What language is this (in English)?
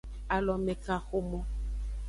Aja (Benin)